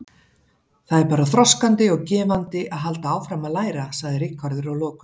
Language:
Icelandic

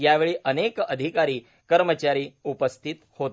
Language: Marathi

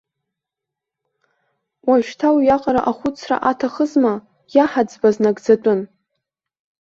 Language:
Abkhazian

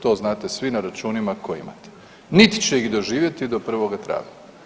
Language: Croatian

